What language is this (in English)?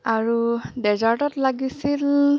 Assamese